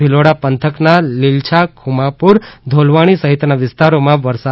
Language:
Gujarati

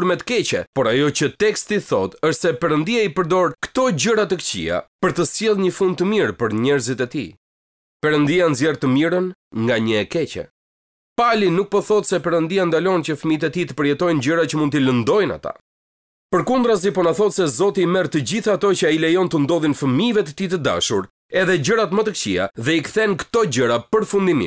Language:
Romanian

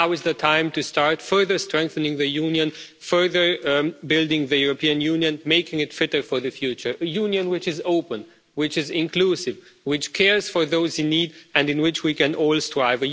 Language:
English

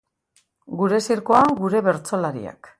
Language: Basque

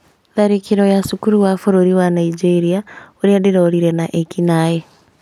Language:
Kikuyu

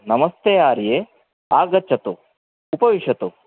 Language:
Sanskrit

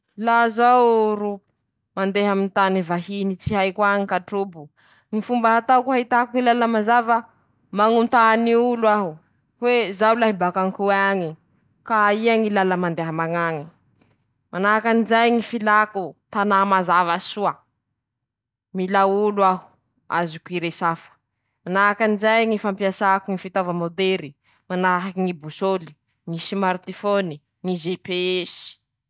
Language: Masikoro Malagasy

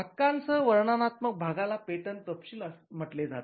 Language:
Marathi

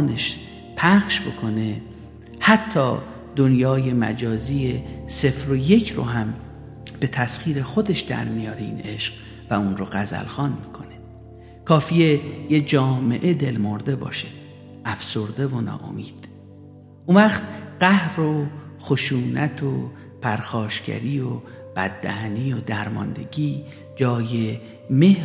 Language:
Persian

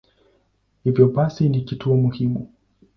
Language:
Swahili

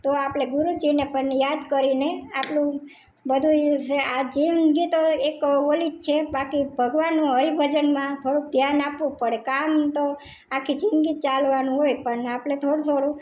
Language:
Gujarati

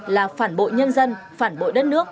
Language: Vietnamese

